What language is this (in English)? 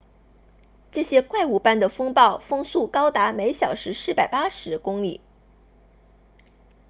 Chinese